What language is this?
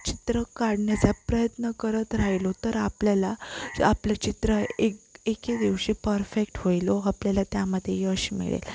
Marathi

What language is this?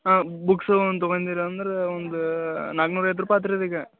Kannada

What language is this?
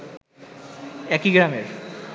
Bangla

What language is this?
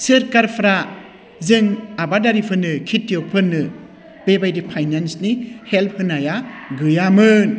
Bodo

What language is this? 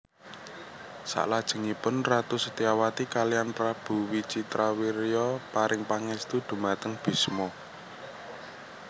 Javanese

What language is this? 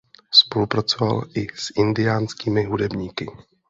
Czech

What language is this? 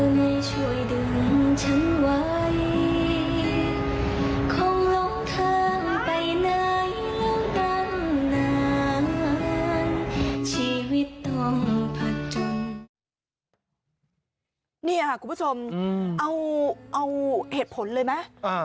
Thai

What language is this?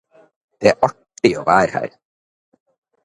Norwegian Bokmål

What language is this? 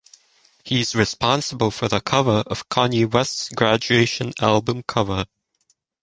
English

